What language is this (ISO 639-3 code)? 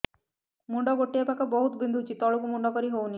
ori